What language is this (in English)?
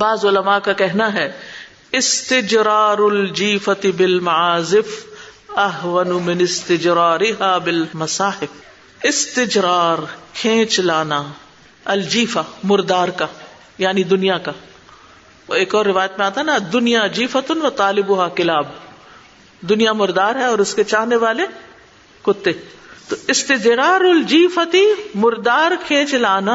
Urdu